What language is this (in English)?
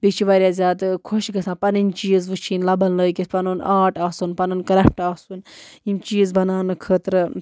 Kashmiri